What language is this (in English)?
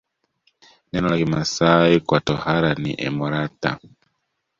Swahili